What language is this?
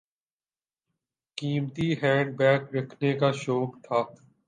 Urdu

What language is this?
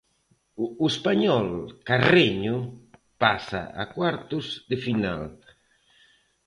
Galician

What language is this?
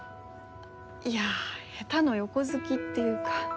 Japanese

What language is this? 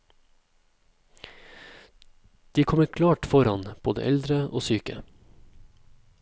Norwegian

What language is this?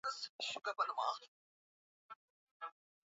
Swahili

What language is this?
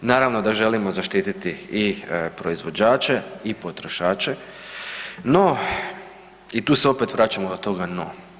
Croatian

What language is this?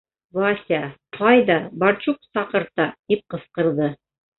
Bashkir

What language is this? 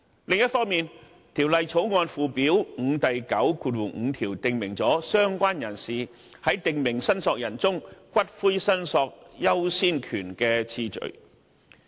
Cantonese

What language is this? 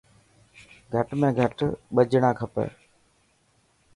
Dhatki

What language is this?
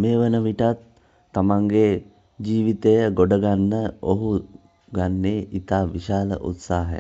Hindi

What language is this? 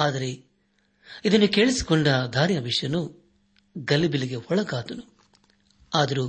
Kannada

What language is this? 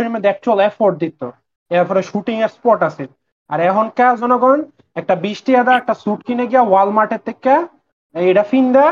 Bangla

